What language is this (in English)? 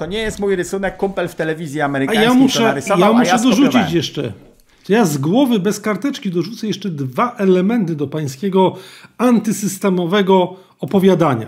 Polish